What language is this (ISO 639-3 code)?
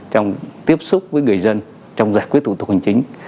vie